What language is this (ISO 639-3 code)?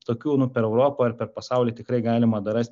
lit